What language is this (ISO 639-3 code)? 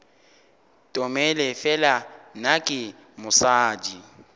nso